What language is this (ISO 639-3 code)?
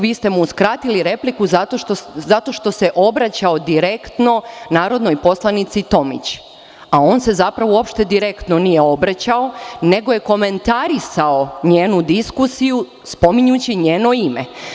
srp